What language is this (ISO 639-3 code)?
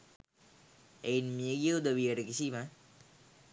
sin